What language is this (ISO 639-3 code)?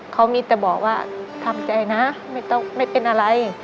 tha